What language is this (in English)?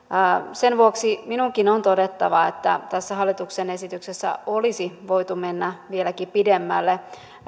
Finnish